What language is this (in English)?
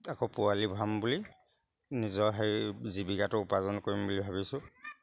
Assamese